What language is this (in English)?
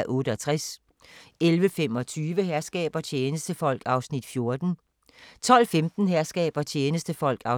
Danish